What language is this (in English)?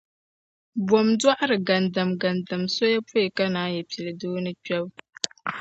Dagbani